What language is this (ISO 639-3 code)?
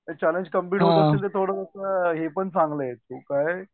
mar